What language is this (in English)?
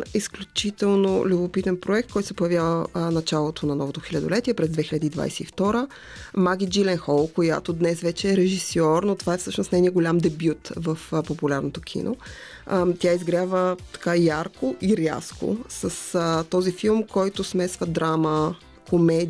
Bulgarian